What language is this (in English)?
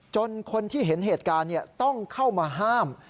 Thai